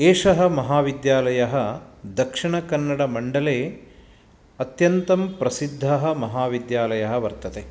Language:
Sanskrit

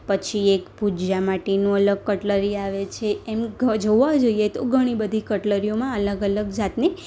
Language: Gujarati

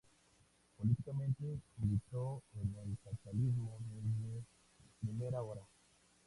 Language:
Spanish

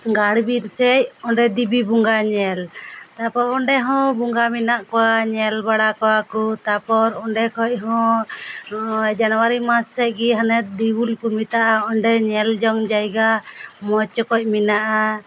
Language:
Santali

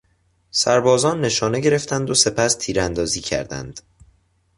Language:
Persian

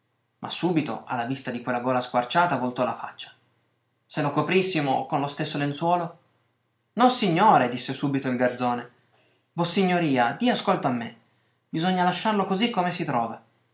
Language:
Italian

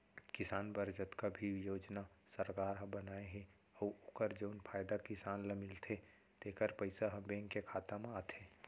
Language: Chhattisgarhi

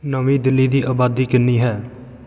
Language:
Punjabi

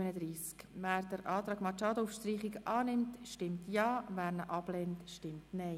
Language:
Swiss German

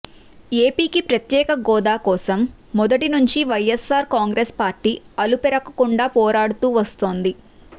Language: Telugu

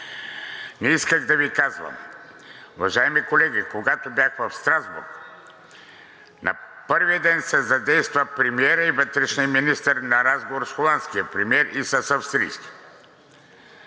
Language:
Bulgarian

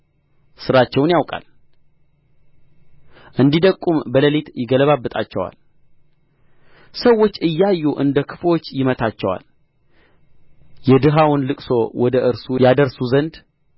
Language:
Amharic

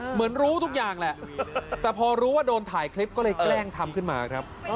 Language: Thai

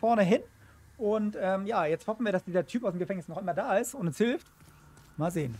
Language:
German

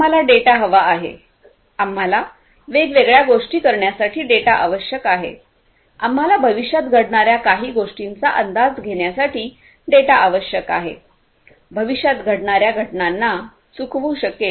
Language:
Marathi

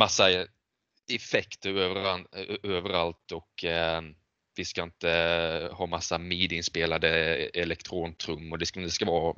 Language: Swedish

